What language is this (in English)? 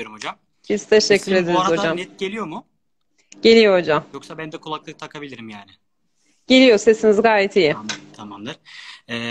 Turkish